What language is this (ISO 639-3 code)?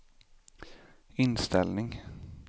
swe